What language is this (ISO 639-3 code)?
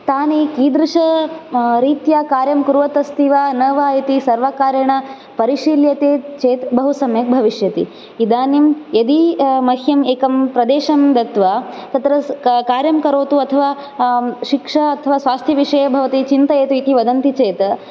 san